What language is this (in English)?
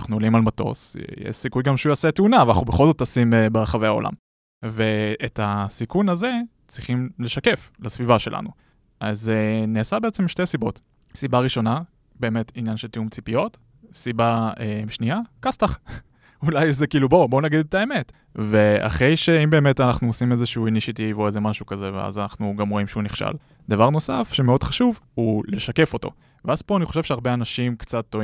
Hebrew